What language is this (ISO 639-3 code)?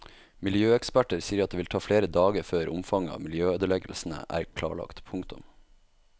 nor